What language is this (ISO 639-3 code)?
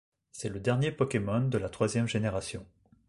fra